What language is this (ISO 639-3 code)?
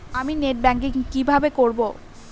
ben